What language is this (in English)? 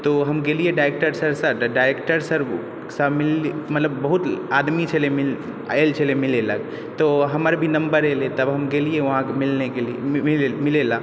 Maithili